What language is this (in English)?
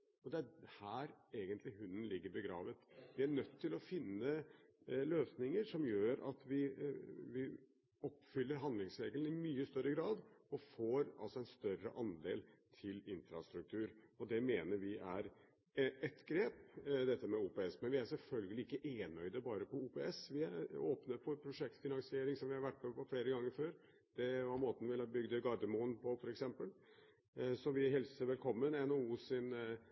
Norwegian Bokmål